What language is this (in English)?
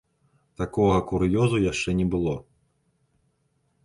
Belarusian